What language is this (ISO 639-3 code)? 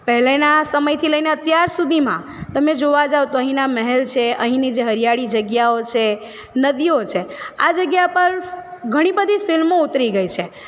guj